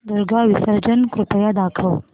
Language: Marathi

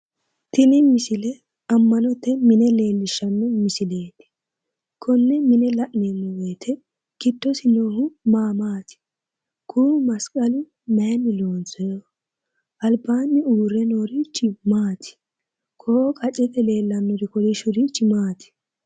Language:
Sidamo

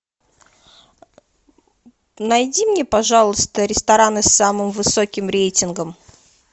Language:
Russian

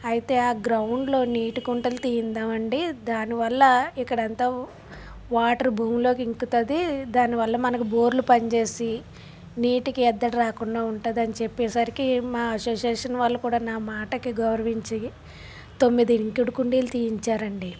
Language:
Telugu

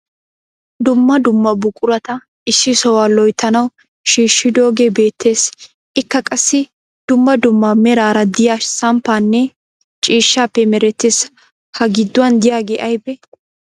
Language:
Wolaytta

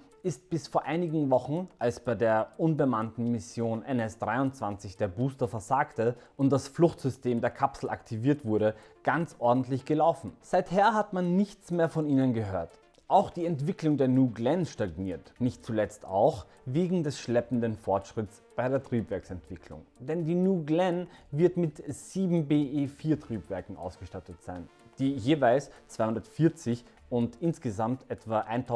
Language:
German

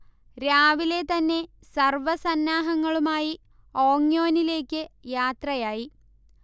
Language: Malayalam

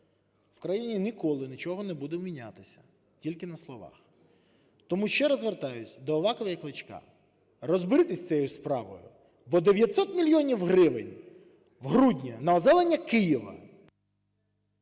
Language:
Ukrainian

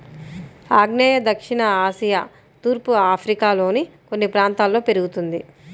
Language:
Telugu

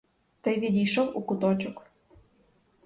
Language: Ukrainian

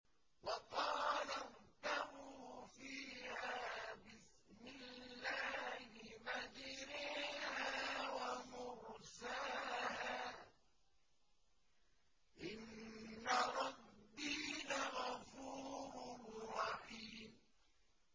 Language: Arabic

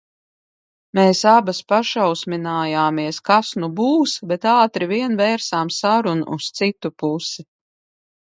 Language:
Latvian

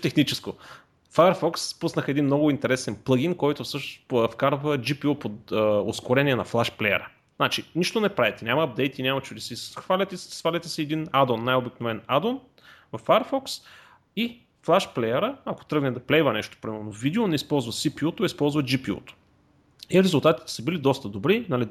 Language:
Bulgarian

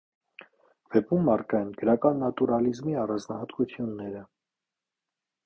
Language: Armenian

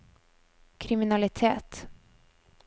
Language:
Norwegian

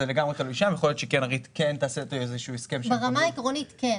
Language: Hebrew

